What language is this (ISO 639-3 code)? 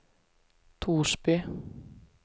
swe